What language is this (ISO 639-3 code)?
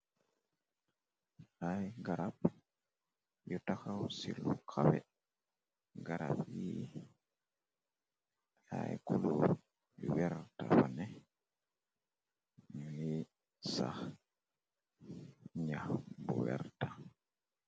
wol